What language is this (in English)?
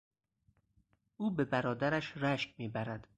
Persian